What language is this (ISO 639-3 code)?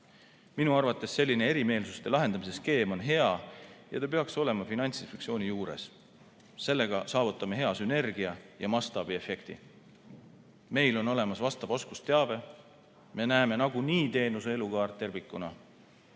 est